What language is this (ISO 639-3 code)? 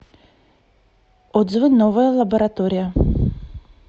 rus